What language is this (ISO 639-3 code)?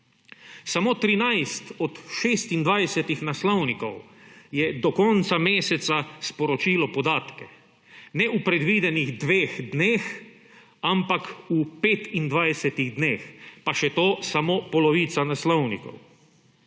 slv